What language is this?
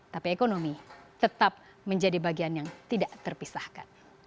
Indonesian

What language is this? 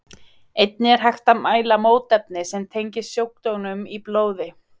Icelandic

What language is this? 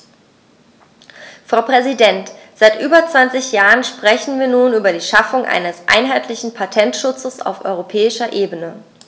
German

